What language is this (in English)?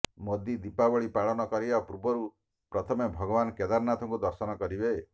Odia